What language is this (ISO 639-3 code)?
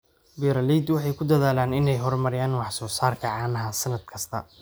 som